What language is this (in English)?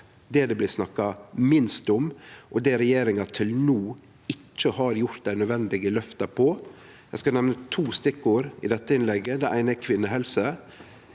Norwegian